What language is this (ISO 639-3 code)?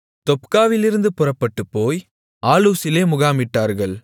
tam